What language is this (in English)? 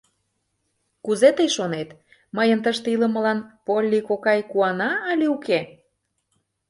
Mari